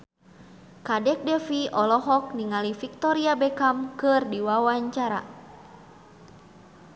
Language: Sundanese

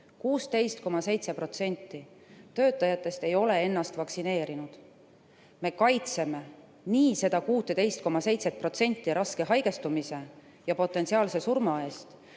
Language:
Estonian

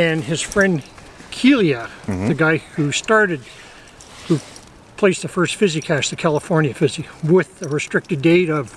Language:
English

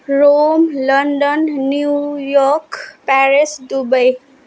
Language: Nepali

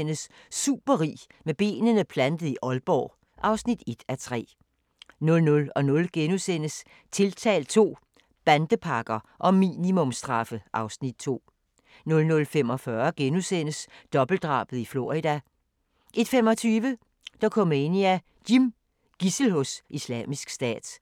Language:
Danish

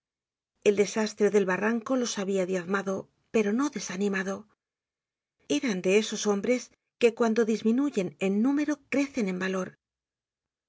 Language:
Spanish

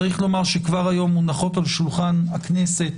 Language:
Hebrew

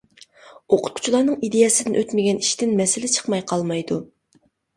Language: Uyghur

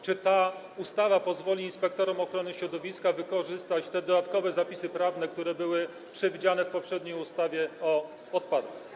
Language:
Polish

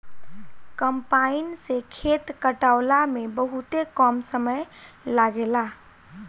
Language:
Bhojpuri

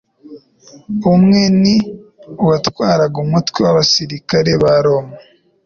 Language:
Kinyarwanda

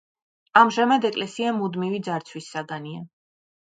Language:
Georgian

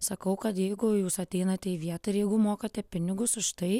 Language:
Lithuanian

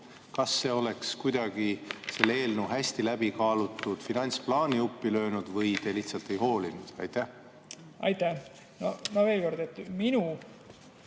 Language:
Estonian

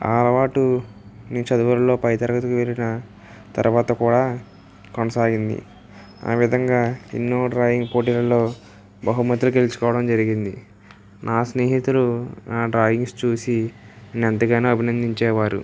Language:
Telugu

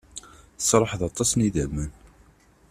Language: Kabyle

